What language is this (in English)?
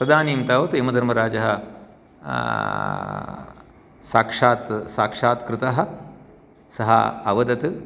Sanskrit